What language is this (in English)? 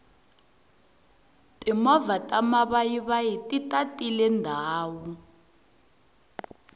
Tsonga